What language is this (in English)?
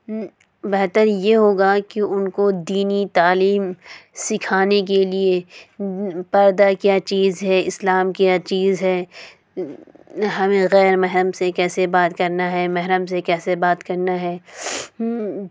Urdu